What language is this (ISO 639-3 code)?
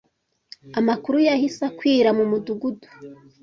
kin